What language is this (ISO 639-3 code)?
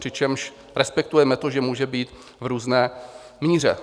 ces